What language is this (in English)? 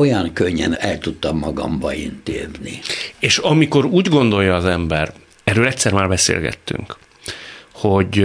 Hungarian